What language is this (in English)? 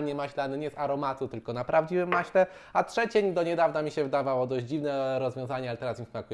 Polish